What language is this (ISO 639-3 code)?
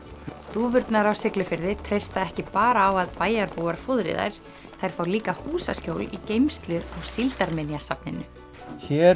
isl